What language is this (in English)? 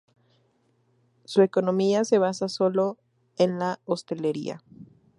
Spanish